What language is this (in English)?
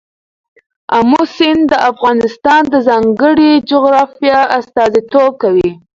Pashto